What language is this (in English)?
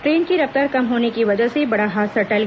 Hindi